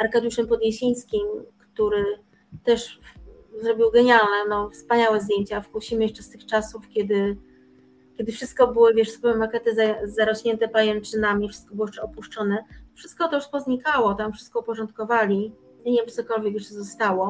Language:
Polish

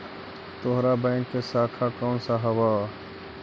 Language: Magahi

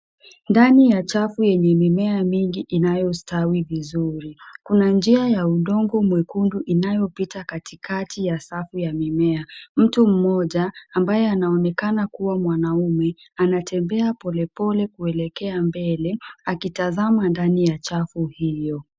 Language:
Swahili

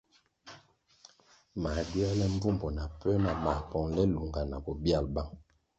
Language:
Kwasio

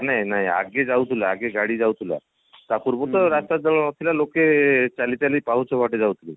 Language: Odia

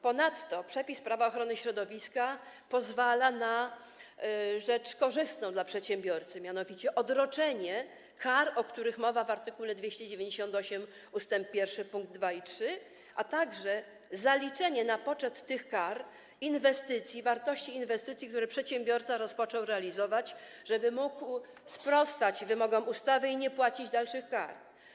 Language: Polish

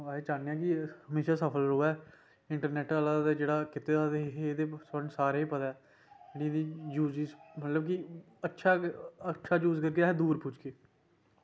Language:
Dogri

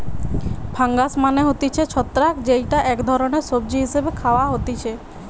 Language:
Bangla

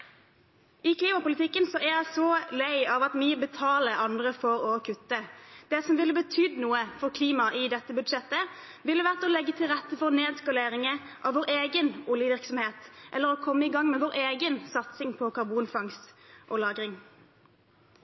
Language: Norwegian Bokmål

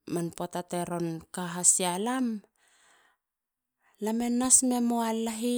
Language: Halia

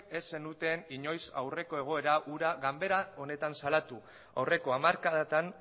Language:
Basque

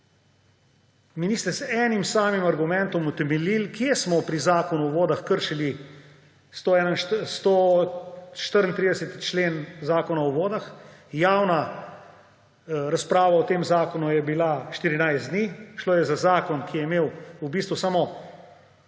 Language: Slovenian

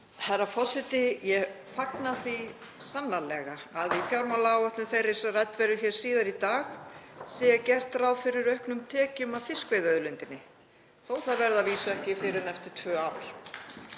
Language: Icelandic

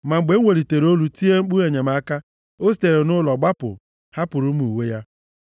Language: Igbo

